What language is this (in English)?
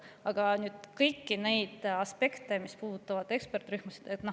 Estonian